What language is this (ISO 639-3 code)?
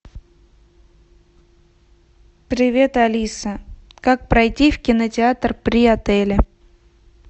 rus